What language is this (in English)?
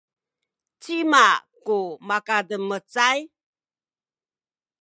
Sakizaya